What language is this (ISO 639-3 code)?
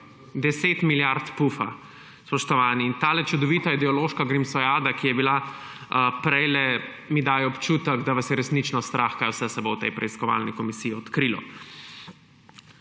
slv